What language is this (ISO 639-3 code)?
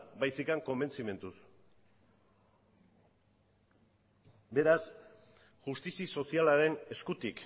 eus